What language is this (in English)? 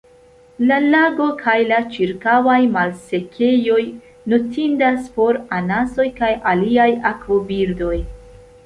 Esperanto